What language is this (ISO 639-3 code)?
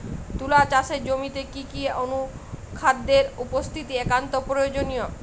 ben